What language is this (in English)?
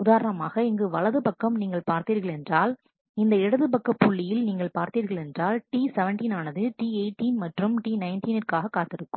Tamil